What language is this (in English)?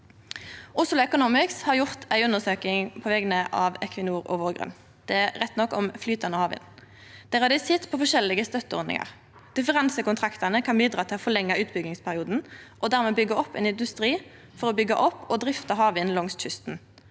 Norwegian